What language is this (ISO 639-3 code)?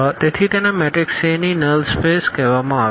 guj